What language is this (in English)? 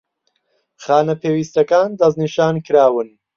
Central Kurdish